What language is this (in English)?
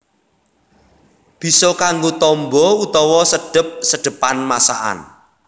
Javanese